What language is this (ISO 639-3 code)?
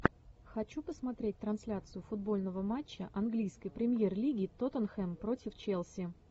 rus